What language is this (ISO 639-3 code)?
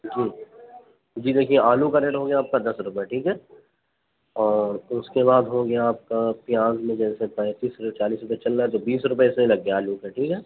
urd